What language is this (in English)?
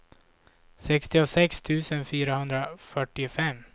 Swedish